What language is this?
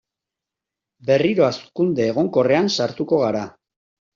Basque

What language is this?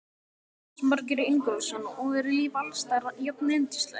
Icelandic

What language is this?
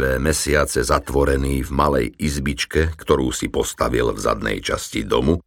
Slovak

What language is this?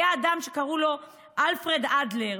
Hebrew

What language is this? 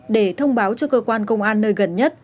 Vietnamese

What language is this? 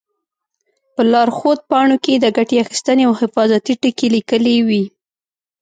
Pashto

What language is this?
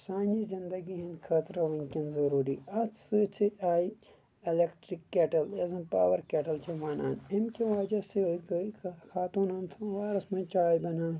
Kashmiri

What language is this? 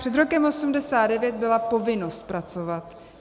Czech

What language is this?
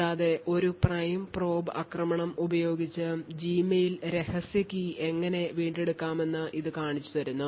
Malayalam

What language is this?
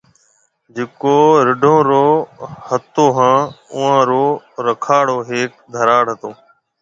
Marwari (Pakistan)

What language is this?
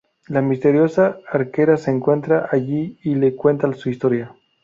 Spanish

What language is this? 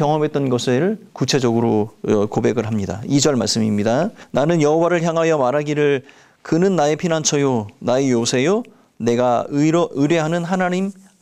Korean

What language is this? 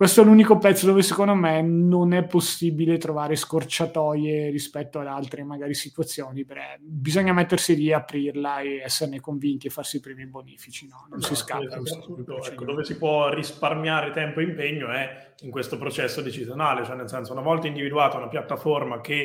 Italian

